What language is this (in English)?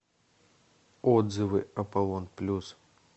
Russian